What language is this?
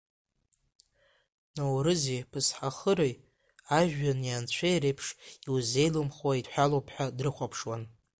Abkhazian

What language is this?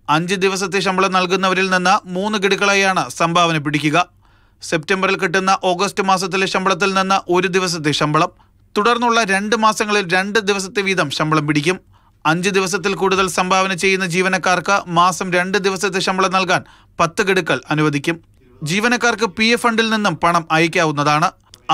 Malayalam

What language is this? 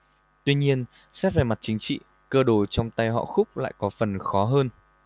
Vietnamese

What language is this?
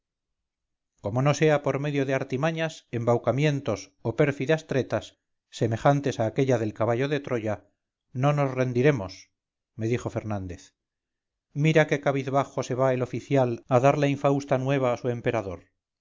Spanish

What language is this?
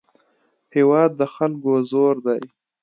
Pashto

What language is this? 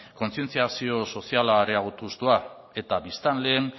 Basque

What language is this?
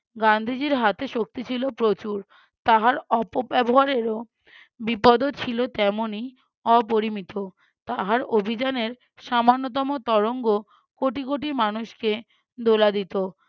Bangla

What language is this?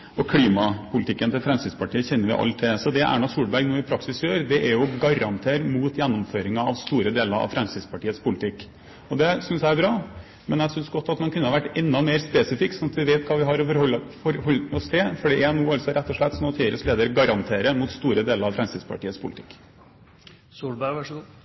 Norwegian Bokmål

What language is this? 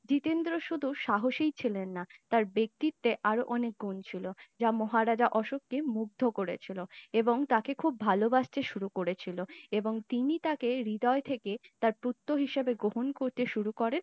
Bangla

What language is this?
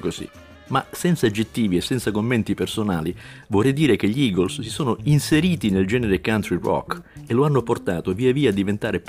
Italian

